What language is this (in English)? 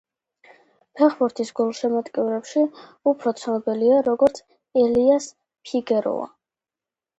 Georgian